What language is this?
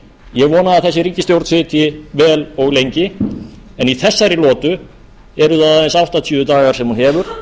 Icelandic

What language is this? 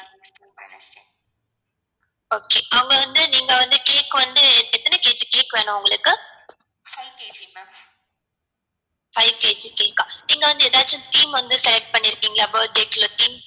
Tamil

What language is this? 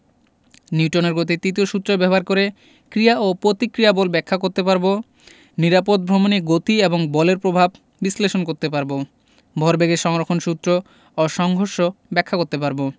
Bangla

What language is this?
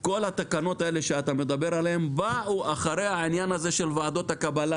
Hebrew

